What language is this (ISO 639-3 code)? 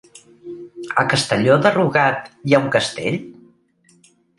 cat